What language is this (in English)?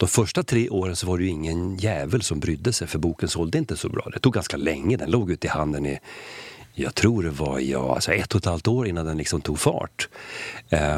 Swedish